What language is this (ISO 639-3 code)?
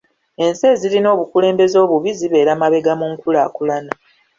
lug